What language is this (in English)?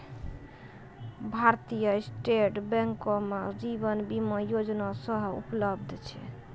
Maithili